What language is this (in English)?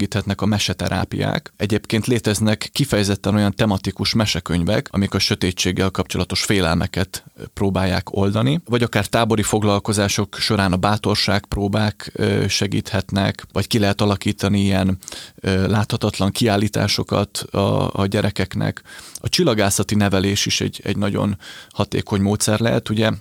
Hungarian